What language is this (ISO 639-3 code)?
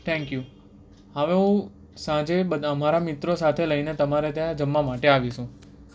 guj